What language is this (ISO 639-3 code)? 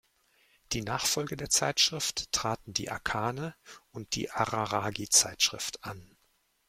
deu